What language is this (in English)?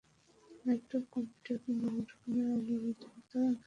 Bangla